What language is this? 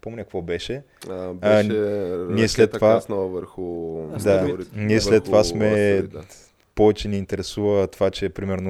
Bulgarian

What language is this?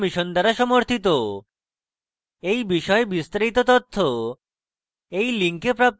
Bangla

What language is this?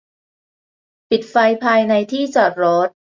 Thai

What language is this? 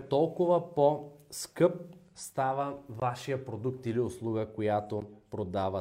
Bulgarian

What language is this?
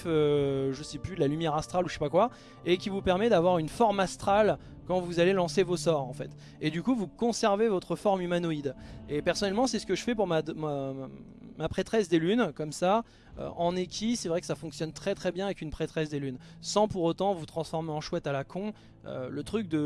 French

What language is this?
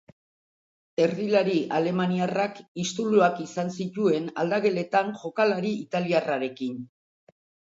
Basque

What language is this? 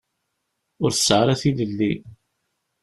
Kabyle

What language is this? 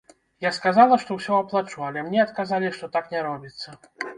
Belarusian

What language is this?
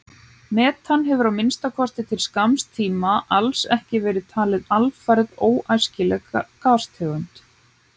Icelandic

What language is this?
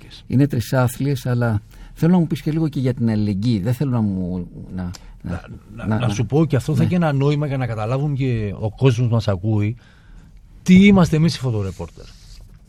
Greek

